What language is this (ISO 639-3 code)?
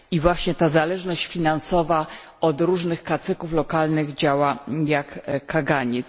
pol